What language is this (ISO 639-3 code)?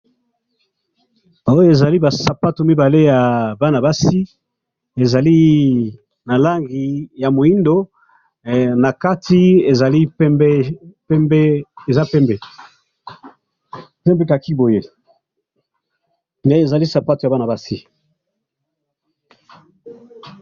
lin